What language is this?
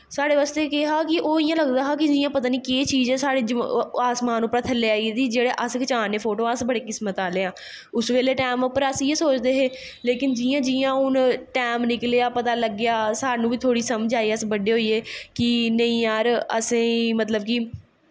Dogri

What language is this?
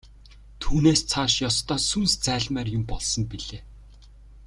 Mongolian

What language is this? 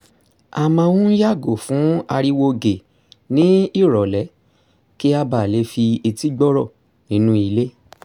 Yoruba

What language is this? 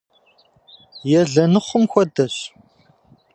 Kabardian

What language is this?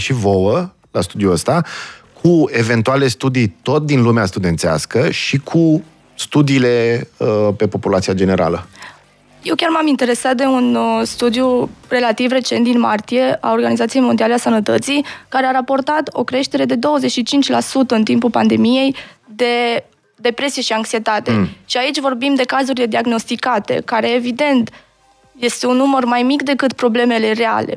Romanian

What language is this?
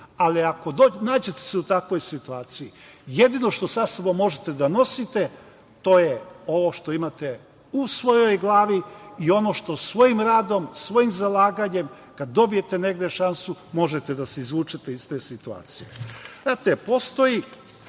Serbian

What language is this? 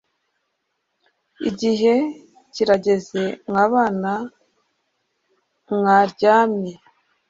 Kinyarwanda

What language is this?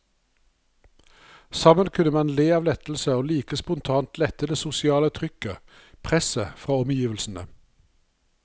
Norwegian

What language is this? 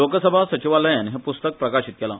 Konkani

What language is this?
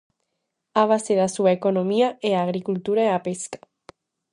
Galician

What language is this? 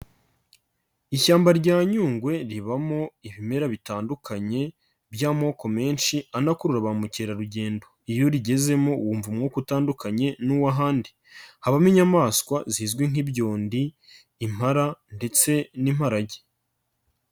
Kinyarwanda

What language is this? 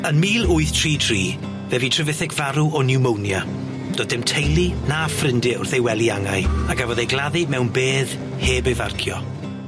Welsh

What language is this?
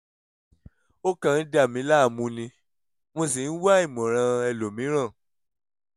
Yoruba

